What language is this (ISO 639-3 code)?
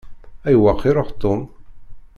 kab